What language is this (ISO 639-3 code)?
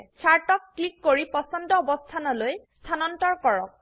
asm